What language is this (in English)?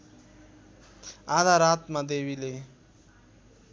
Nepali